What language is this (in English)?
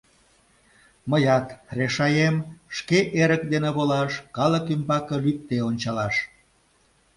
Mari